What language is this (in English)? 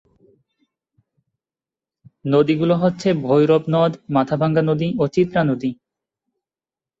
Bangla